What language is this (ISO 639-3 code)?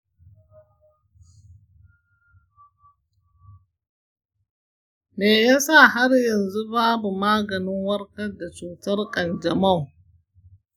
hau